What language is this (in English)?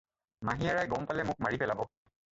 Assamese